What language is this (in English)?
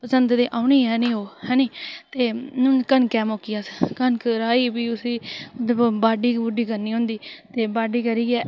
Dogri